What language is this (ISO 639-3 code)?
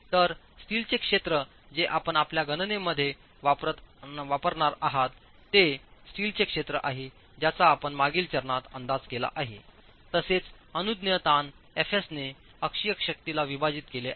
mar